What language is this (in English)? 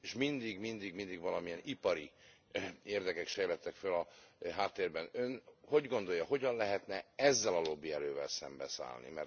Hungarian